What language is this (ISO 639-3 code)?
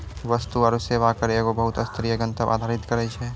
mai